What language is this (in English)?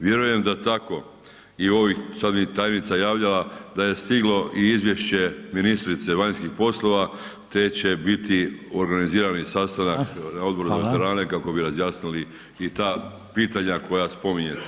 Croatian